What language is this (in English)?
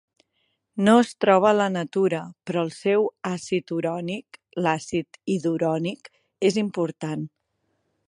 Catalan